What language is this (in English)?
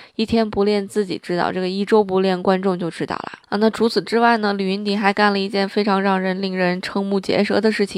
Chinese